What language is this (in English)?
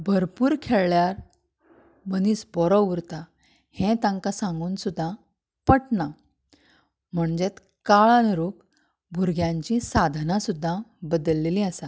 Konkani